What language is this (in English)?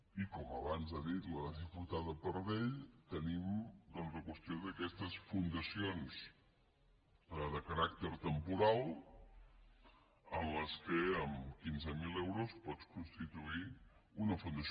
Catalan